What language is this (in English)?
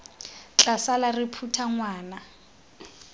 Tswana